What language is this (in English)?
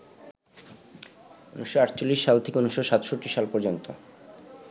Bangla